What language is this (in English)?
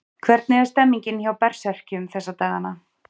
Icelandic